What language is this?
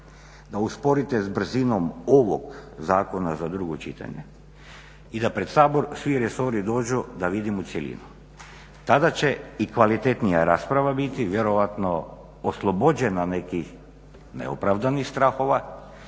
Croatian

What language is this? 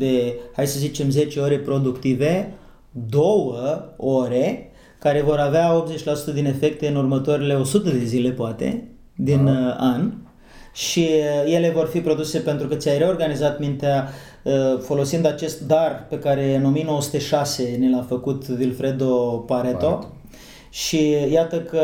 Romanian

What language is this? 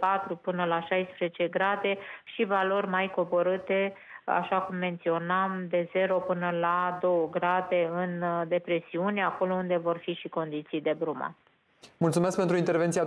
Romanian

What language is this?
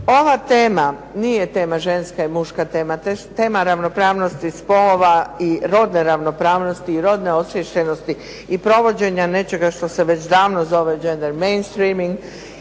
Croatian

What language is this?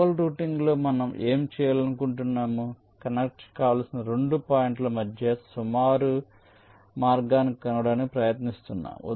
Telugu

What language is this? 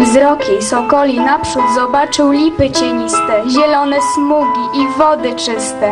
Polish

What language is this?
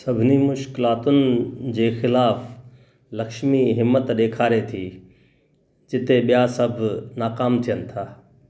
Sindhi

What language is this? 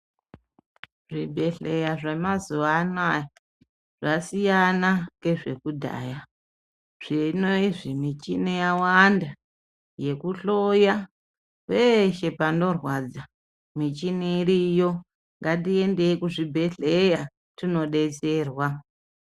Ndau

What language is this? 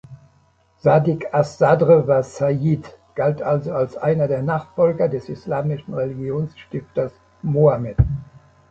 German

